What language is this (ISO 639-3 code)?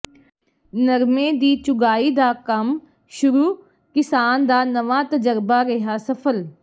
pan